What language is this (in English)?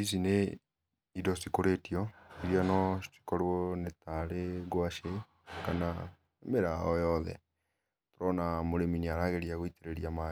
Kikuyu